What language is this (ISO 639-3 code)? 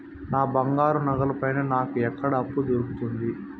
tel